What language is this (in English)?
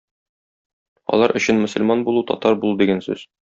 Tatar